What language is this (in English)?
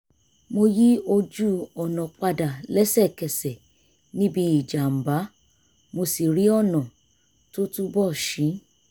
Yoruba